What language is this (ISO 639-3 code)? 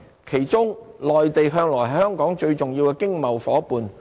yue